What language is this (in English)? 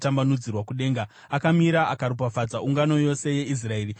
Shona